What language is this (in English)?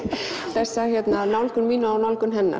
Icelandic